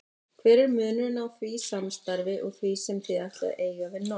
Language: Icelandic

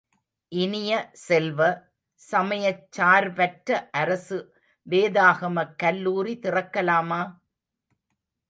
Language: Tamil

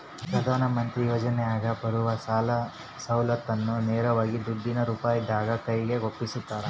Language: Kannada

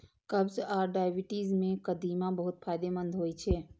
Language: Maithili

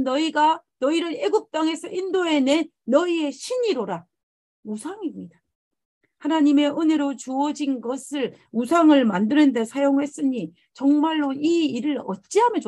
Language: Korean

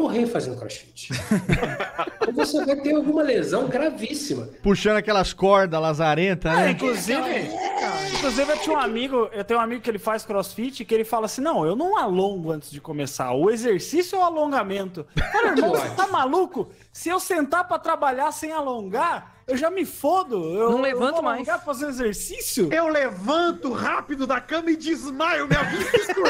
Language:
Portuguese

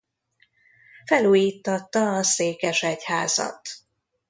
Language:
Hungarian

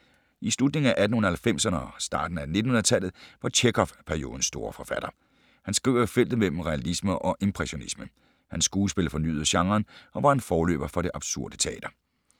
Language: Danish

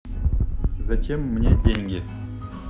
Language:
Russian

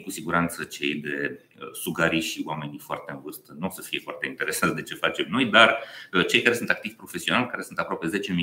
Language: Romanian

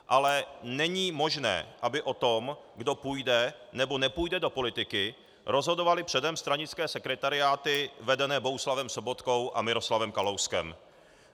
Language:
Czech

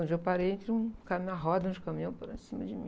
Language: Portuguese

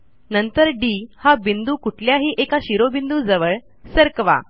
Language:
Marathi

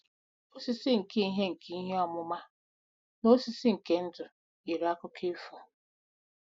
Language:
Igbo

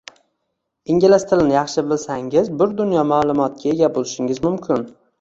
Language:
Uzbek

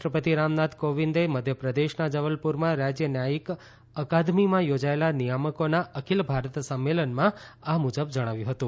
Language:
Gujarati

